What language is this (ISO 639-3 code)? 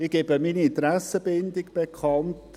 gsw